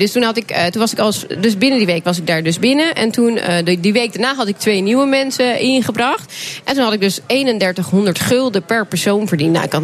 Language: Dutch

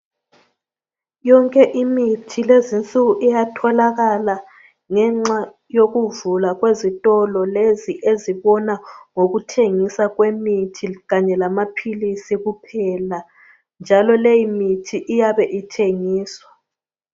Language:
North Ndebele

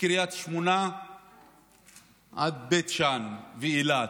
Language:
Hebrew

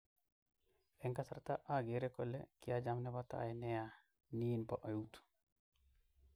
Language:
Kalenjin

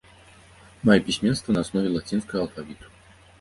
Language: Belarusian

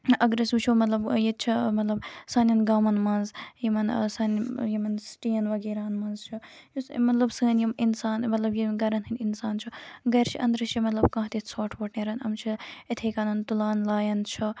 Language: Kashmiri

